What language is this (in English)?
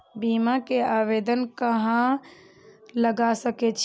Maithili